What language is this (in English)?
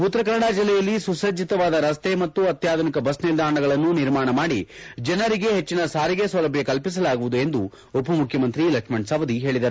Kannada